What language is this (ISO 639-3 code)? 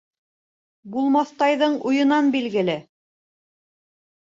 bak